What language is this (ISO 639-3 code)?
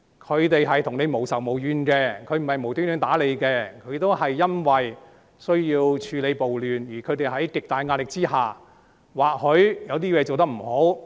yue